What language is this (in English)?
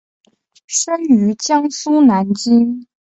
Chinese